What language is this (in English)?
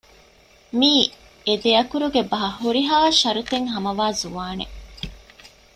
Divehi